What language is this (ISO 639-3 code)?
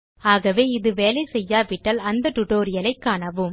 tam